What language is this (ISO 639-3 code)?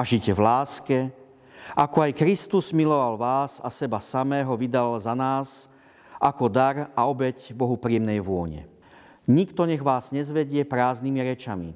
slk